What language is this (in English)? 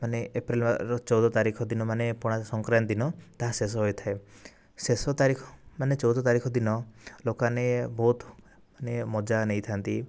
Odia